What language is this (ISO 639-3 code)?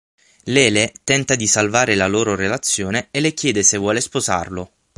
ita